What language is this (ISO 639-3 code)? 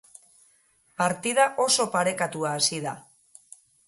eus